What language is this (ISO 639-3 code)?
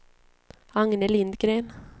swe